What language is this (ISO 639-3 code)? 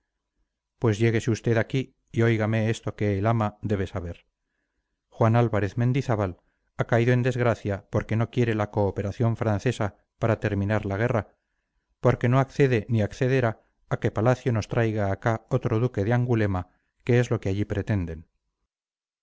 spa